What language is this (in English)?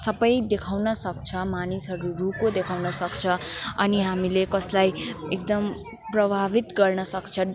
Nepali